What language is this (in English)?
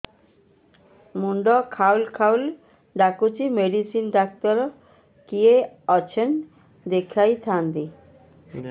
Odia